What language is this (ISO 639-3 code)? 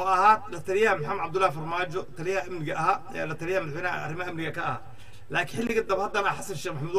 ara